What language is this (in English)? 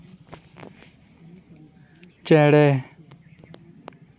Santali